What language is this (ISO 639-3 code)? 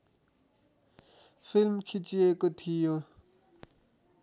nep